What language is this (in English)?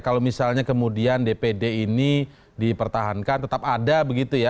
Indonesian